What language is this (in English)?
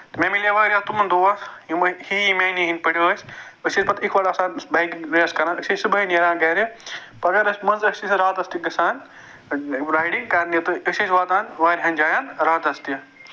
Kashmiri